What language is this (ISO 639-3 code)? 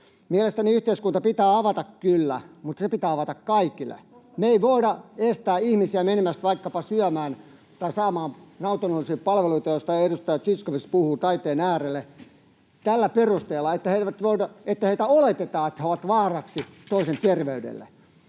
fin